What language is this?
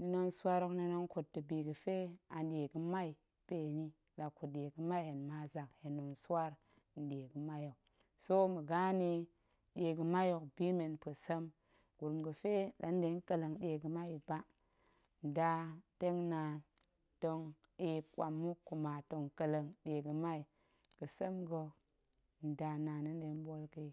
Goemai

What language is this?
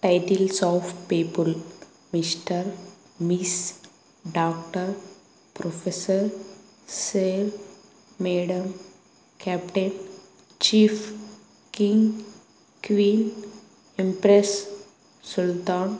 Telugu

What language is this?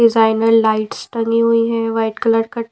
Hindi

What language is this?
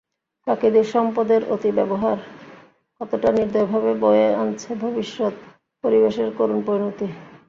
Bangla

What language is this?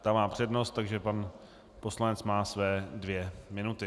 Czech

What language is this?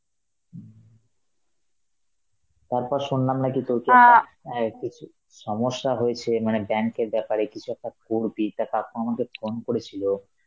Bangla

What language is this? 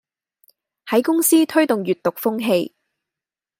Cantonese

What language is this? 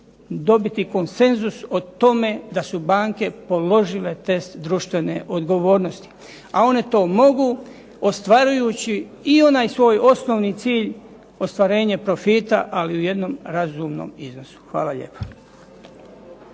Croatian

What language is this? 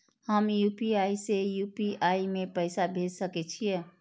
Maithili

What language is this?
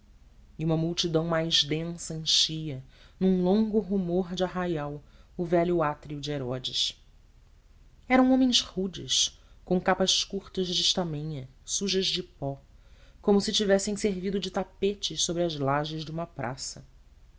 Portuguese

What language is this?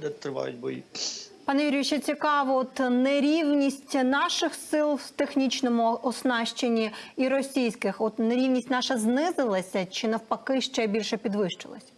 Ukrainian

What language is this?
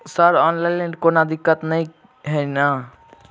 Maithili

